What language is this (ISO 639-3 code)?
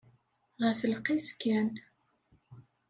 kab